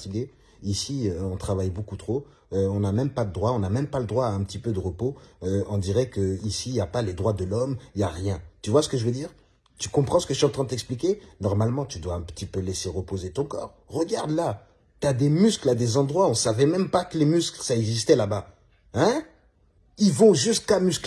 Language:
French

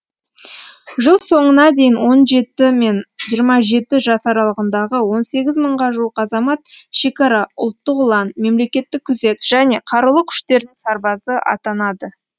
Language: Kazakh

